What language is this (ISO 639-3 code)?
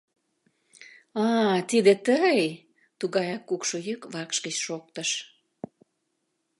chm